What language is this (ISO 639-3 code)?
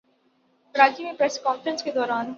urd